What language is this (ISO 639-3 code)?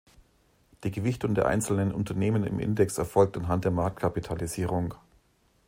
deu